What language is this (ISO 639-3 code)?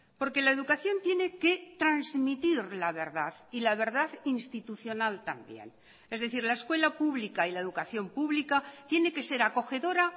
spa